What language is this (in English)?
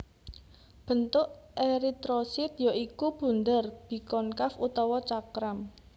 Javanese